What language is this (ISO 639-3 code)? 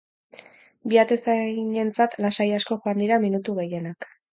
eus